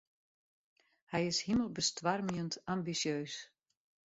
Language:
Western Frisian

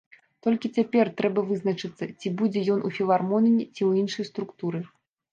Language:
Belarusian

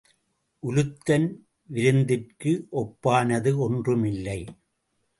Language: Tamil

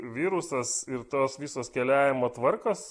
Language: Lithuanian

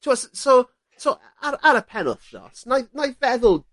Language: Welsh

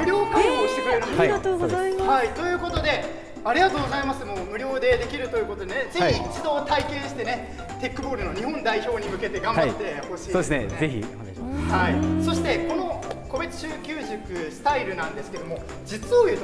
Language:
Japanese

